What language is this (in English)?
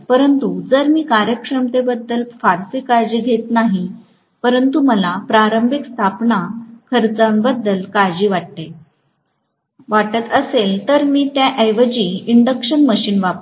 Marathi